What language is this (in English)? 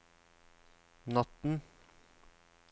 Norwegian